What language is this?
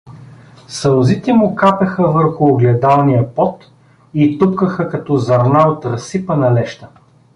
Bulgarian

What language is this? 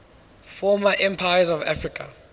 English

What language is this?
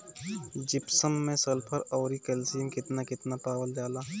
Bhojpuri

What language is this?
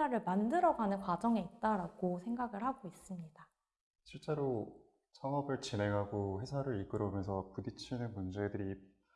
Korean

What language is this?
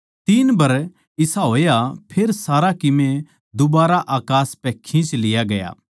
Haryanvi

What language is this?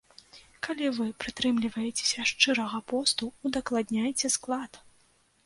Belarusian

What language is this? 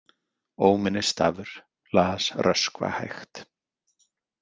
Icelandic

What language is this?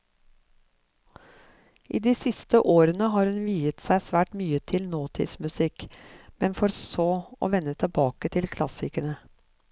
Norwegian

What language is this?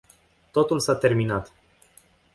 Romanian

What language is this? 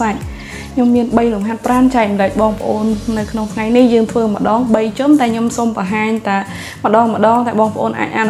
Vietnamese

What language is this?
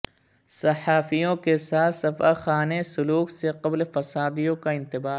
Urdu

